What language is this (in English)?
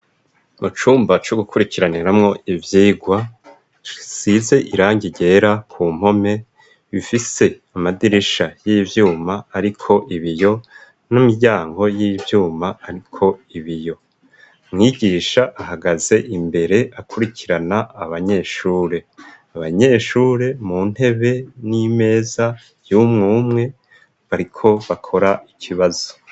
Rundi